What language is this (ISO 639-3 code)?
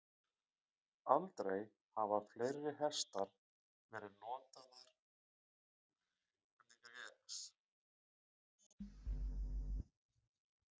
isl